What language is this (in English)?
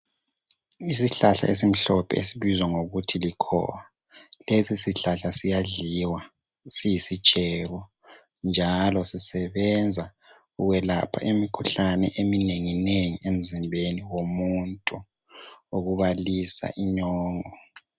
North Ndebele